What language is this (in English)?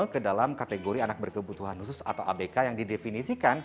Indonesian